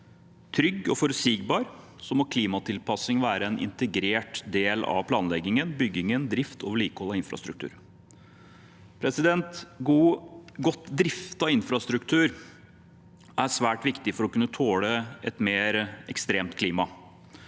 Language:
Norwegian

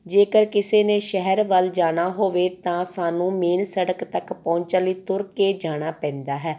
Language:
Punjabi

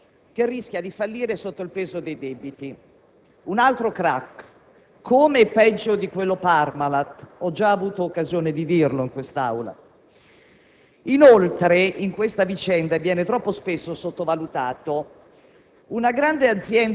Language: Italian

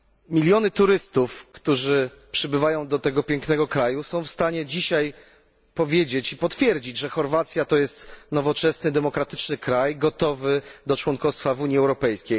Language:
Polish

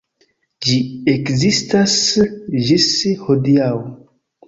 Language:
Esperanto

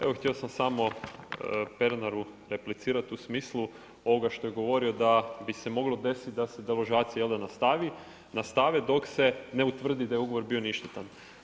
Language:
Croatian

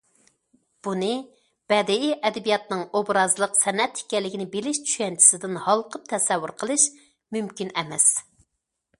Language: Uyghur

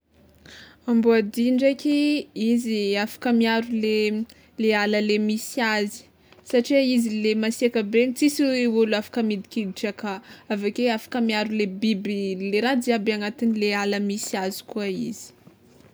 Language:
Tsimihety Malagasy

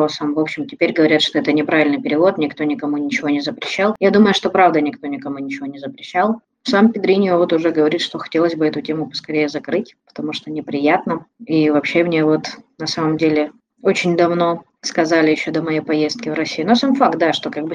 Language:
Russian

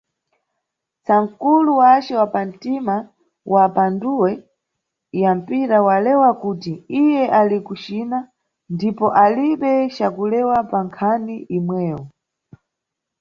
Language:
Nyungwe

